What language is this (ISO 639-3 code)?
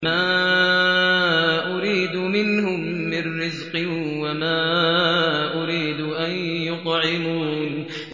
ara